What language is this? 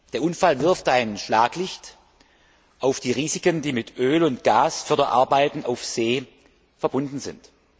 German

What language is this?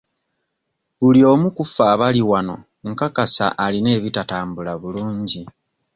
Ganda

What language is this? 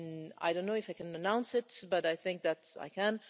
English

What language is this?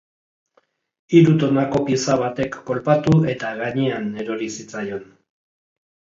Basque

